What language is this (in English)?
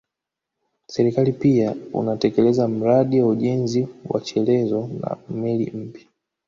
Swahili